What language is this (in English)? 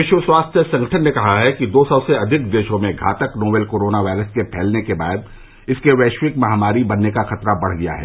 Hindi